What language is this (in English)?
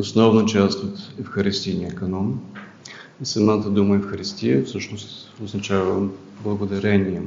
Bulgarian